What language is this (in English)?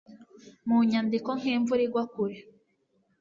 Kinyarwanda